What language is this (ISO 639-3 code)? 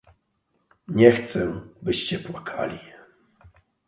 pol